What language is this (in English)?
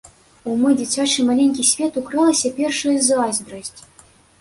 Belarusian